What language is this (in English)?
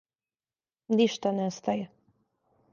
Serbian